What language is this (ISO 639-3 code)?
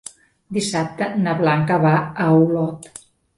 cat